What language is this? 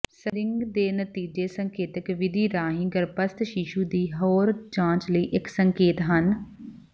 Punjabi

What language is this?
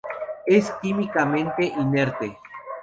Spanish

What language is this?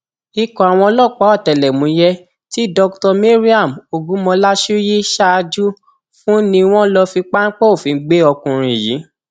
Yoruba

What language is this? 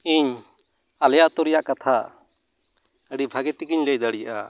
Santali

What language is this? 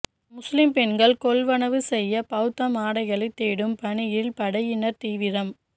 Tamil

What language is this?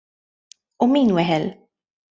Maltese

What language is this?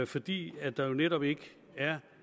Danish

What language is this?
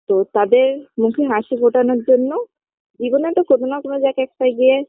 Bangla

